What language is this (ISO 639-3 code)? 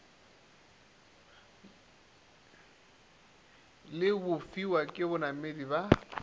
nso